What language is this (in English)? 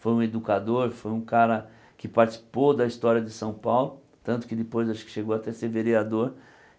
Portuguese